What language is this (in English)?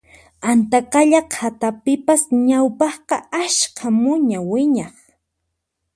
Puno Quechua